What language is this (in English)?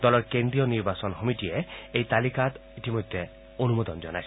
Assamese